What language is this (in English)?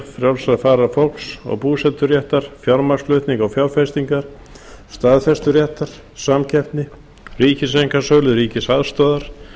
Icelandic